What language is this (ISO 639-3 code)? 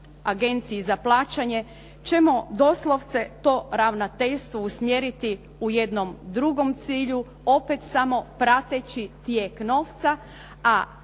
hrv